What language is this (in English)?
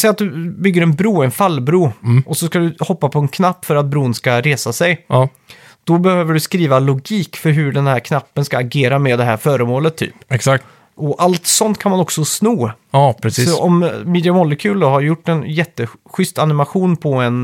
Swedish